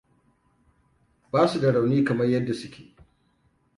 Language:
Hausa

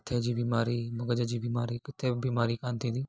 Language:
Sindhi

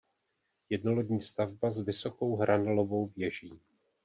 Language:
Czech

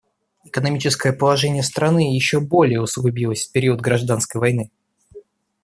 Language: Russian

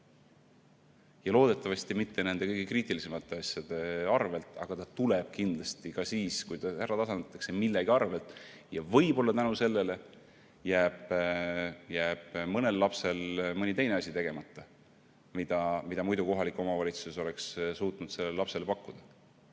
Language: Estonian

